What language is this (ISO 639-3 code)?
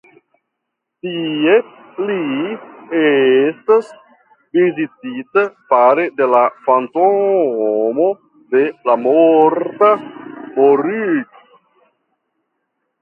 epo